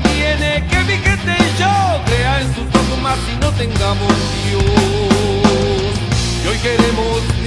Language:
Romanian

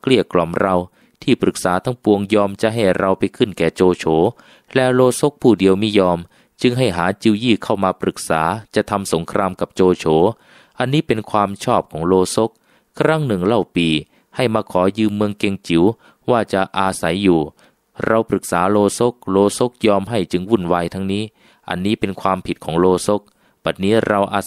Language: Thai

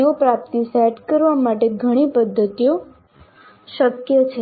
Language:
Gujarati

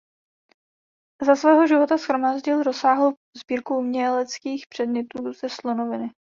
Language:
Czech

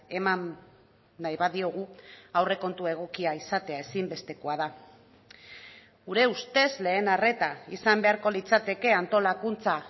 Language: Basque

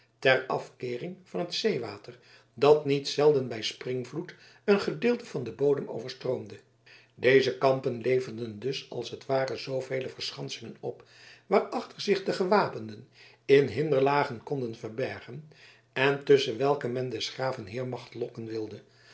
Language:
Dutch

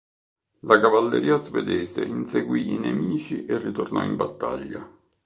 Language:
Italian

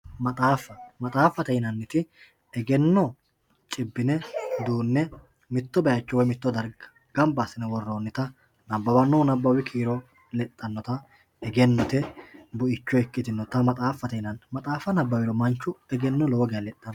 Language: Sidamo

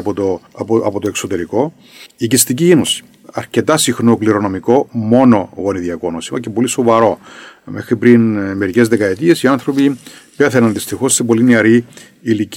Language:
Greek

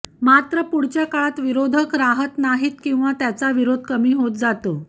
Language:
Marathi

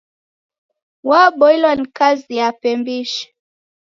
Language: Taita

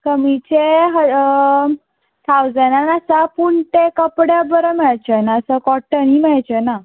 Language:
Konkani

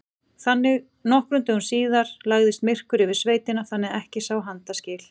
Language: Icelandic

